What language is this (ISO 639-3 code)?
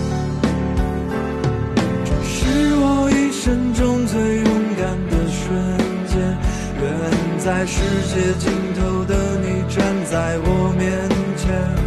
zho